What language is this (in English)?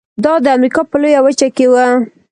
Pashto